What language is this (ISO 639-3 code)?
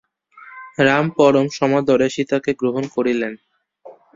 ben